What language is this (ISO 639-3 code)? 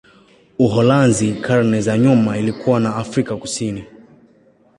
swa